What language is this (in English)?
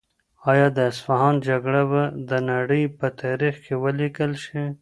Pashto